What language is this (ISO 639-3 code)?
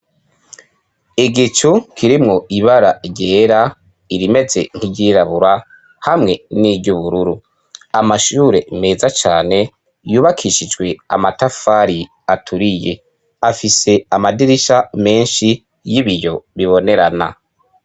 run